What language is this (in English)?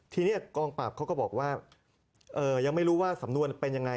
Thai